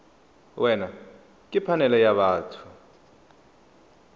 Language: Tswana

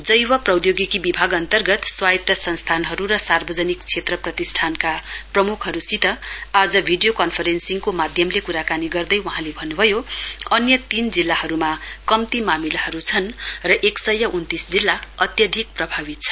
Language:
Nepali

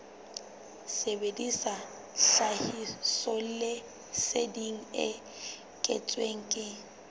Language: Southern Sotho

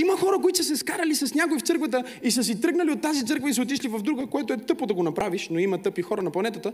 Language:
Bulgarian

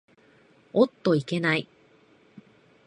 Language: Japanese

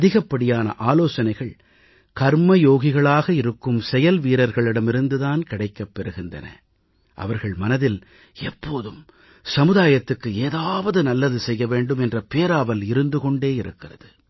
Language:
Tamil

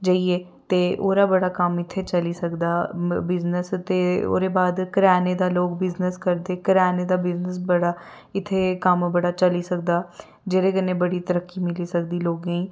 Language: Dogri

